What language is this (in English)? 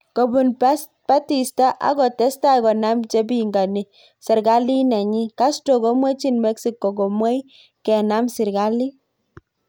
Kalenjin